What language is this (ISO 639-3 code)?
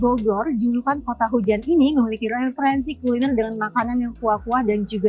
ind